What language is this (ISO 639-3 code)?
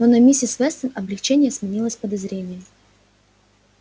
rus